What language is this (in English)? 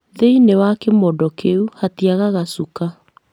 Kikuyu